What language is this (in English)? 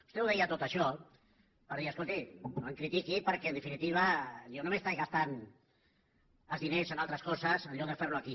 Catalan